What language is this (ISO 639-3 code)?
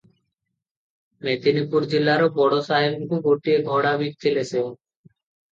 ori